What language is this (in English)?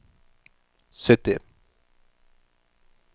Norwegian